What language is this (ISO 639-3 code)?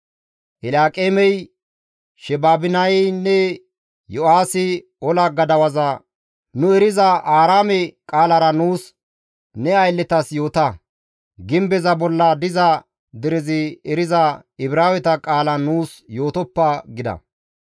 gmv